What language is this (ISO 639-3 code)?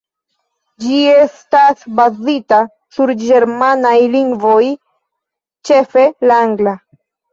epo